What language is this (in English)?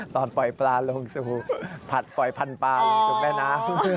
Thai